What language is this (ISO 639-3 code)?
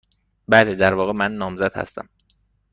fas